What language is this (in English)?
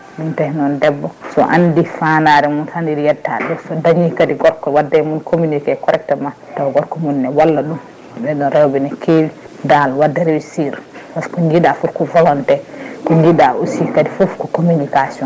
Fula